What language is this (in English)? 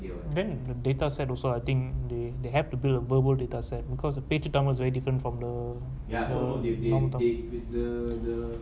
English